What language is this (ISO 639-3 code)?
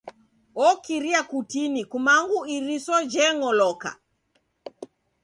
dav